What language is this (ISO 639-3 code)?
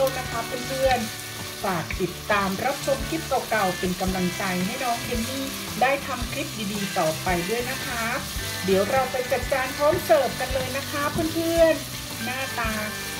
tha